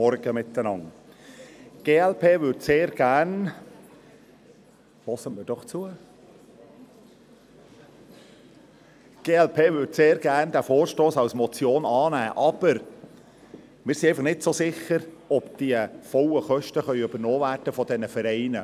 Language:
Swiss German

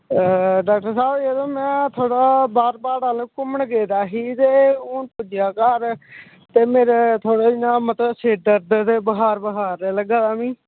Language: Dogri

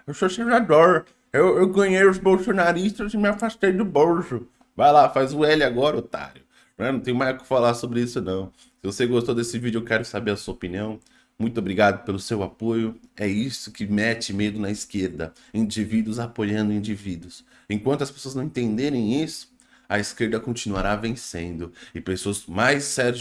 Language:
Portuguese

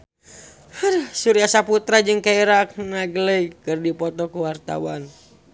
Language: Sundanese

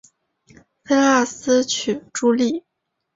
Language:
Chinese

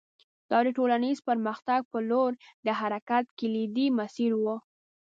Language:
Pashto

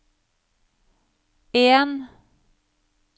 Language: Norwegian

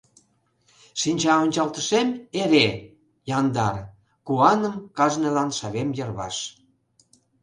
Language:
Mari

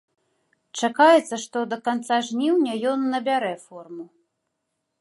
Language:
Belarusian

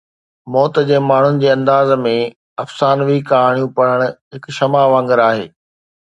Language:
Sindhi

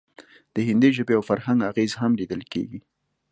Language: Pashto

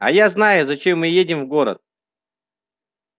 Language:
Russian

